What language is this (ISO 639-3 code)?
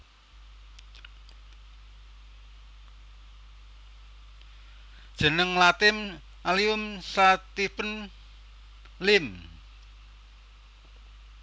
jav